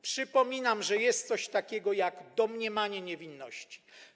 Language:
Polish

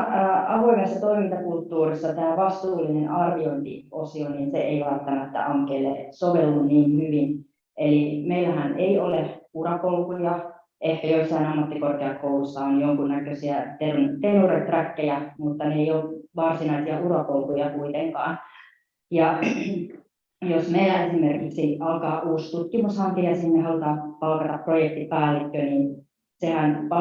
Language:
Finnish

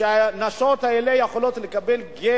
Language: Hebrew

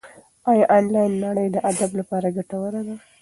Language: Pashto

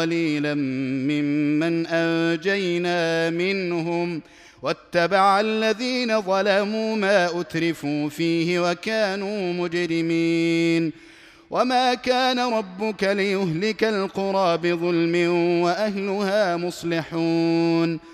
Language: Arabic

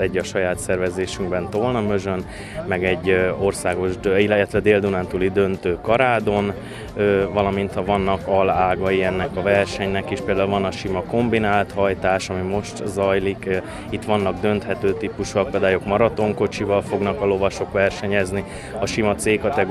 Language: Hungarian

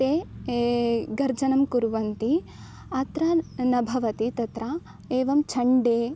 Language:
Sanskrit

